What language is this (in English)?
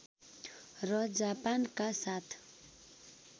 Nepali